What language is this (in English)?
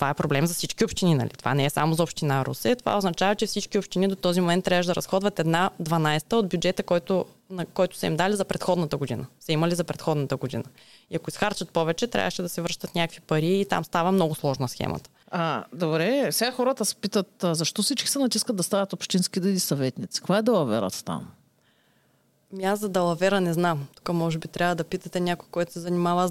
Bulgarian